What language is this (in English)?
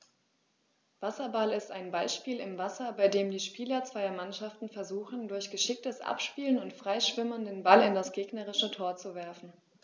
German